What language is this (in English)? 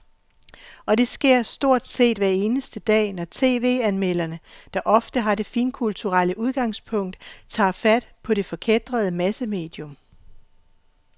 Danish